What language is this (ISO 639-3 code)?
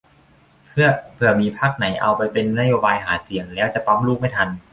tha